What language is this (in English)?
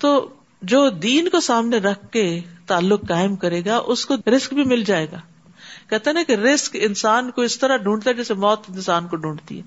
Urdu